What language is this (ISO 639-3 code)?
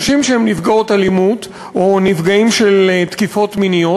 heb